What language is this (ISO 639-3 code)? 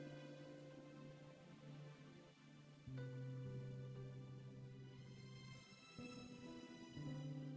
ind